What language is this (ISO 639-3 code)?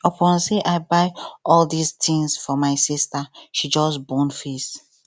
pcm